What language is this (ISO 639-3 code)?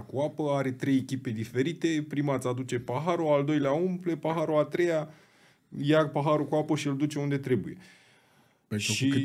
ron